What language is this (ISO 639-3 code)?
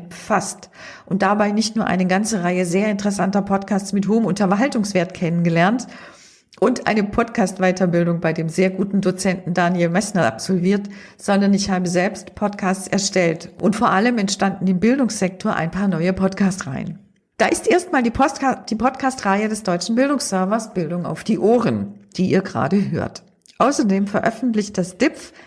deu